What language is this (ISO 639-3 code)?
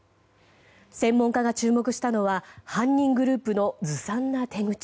jpn